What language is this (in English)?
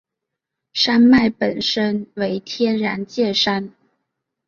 Chinese